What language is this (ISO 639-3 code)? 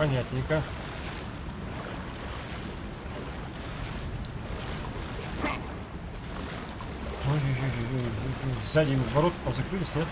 rus